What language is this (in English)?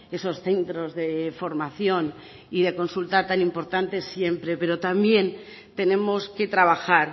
Spanish